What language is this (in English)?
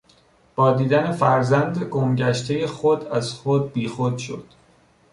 Persian